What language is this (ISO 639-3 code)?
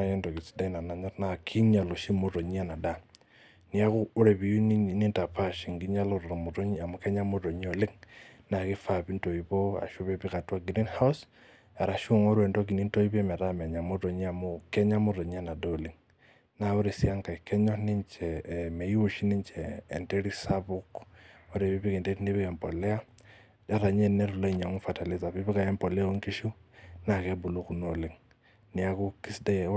mas